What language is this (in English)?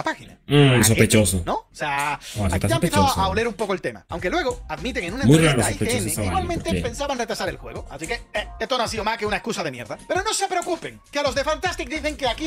Spanish